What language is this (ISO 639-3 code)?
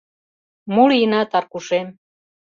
chm